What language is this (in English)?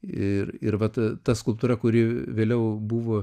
Lithuanian